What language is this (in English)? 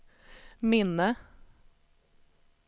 Swedish